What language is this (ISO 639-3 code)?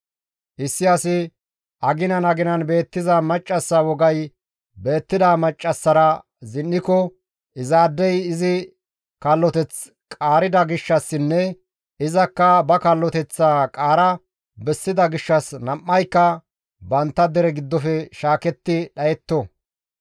gmv